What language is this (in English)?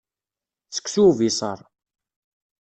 Kabyle